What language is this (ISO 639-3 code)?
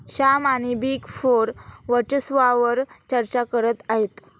mar